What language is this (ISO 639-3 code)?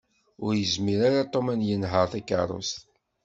kab